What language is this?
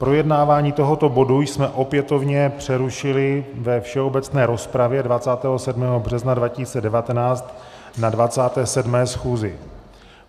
Czech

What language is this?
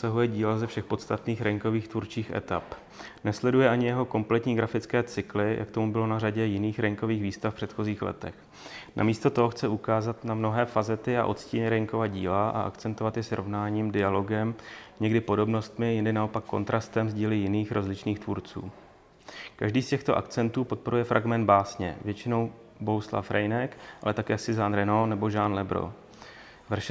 Czech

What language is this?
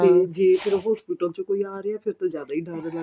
Punjabi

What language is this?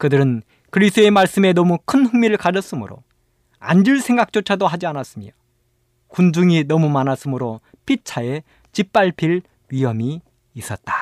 Korean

